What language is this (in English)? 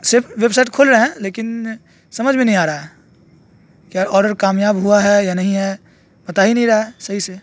Urdu